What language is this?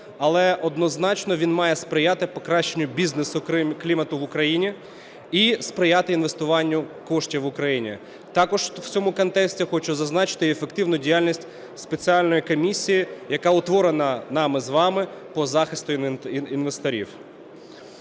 Ukrainian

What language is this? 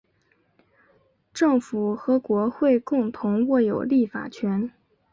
Chinese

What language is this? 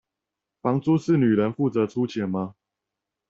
Chinese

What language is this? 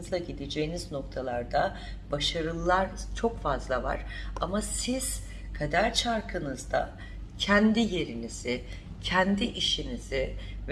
Turkish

